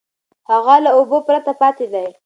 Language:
Pashto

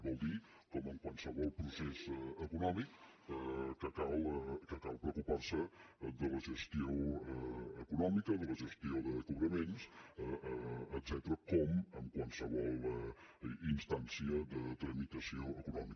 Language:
Catalan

